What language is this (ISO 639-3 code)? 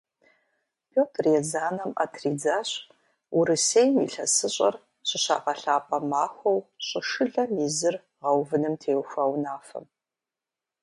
kbd